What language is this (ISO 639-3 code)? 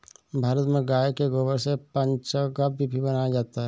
hin